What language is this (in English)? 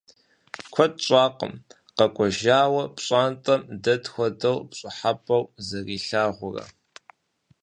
Kabardian